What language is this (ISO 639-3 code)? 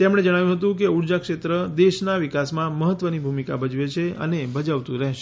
guj